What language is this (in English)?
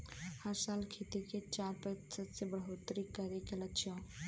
Bhojpuri